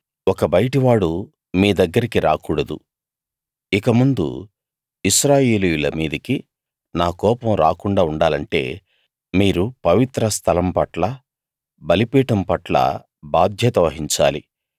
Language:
Telugu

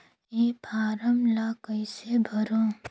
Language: Chhattisgarhi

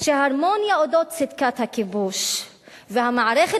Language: Hebrew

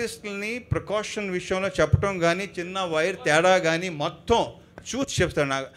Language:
Telugu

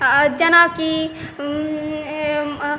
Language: Maithili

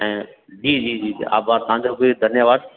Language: Sindhi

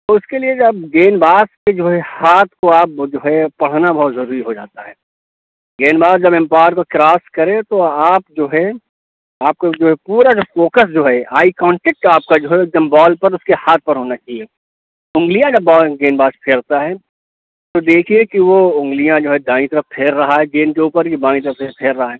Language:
Urdu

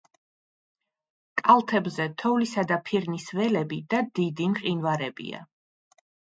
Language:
Georgian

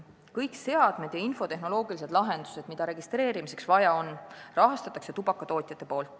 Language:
Estonian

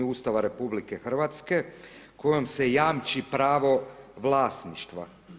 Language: Croatian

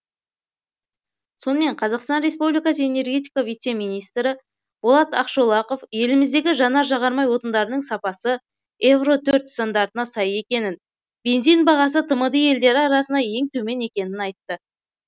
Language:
Kazakh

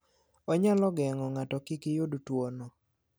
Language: Luo (Kenya and Tanzania)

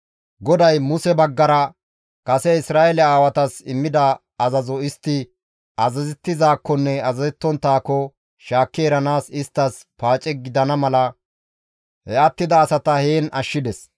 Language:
Gamo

